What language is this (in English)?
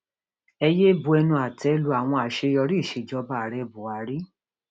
Yoruba